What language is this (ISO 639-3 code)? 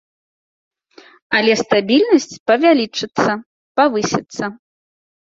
bel